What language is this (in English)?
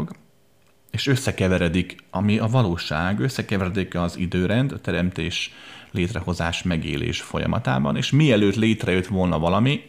Hungarian